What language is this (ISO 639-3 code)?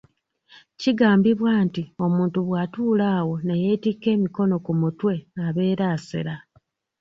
lug